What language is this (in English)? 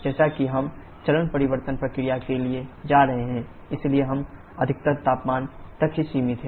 Hindi